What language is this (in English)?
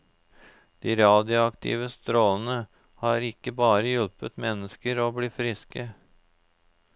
Norwegian